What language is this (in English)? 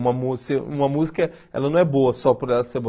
Portuguese